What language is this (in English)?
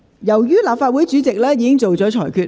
Cantonese